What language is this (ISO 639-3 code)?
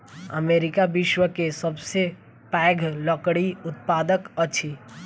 mai